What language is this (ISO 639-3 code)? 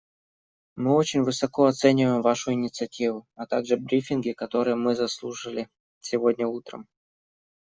rus